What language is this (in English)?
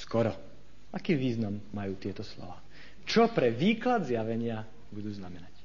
Slovak